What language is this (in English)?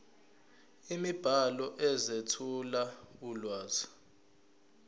Zulu